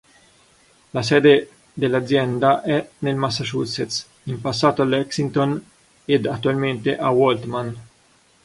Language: Italian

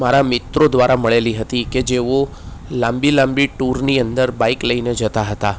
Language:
Gujarati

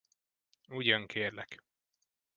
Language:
Hungarian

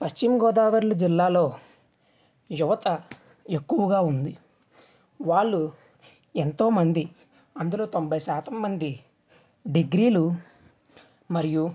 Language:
Telugu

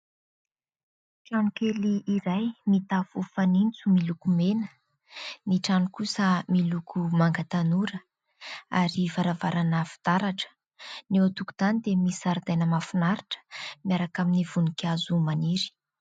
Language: Malagasy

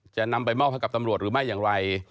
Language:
Thai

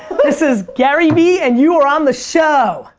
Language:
English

